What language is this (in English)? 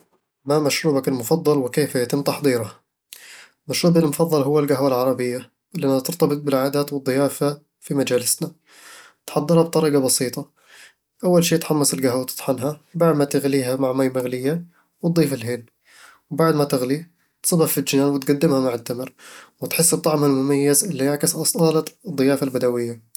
Eastern Egyptian Bedawi Arabic